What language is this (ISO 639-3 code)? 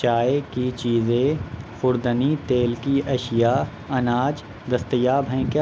urd